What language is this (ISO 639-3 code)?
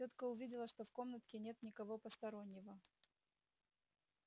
rus